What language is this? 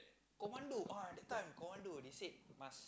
English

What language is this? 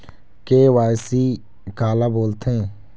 Chhattisgarhi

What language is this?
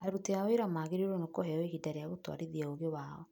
Kikuyu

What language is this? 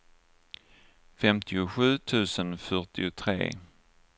Swedish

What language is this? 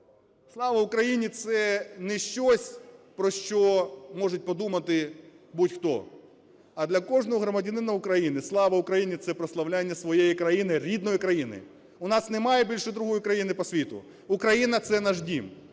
Ukrainian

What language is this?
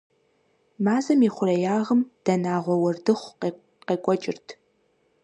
Kabardian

